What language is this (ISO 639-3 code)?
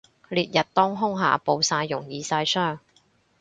yue